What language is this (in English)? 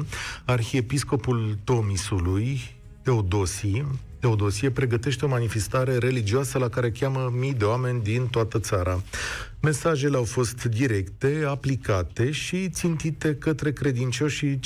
Romanian